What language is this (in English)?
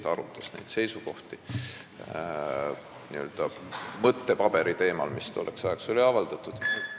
Estonian